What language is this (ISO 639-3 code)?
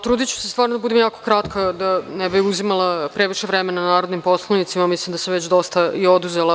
srp